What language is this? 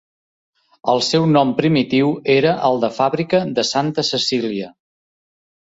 Catalan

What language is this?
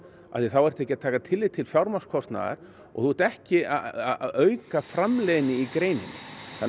Icelandic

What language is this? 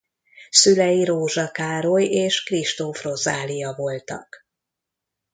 Hungarian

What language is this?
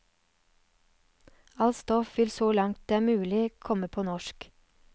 Norwegian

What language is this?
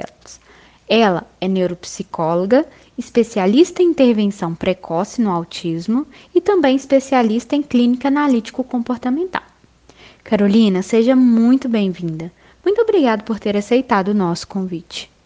Portuguese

